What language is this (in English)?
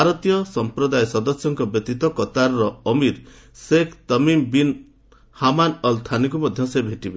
Odia